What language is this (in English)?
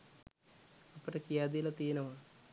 Sinhala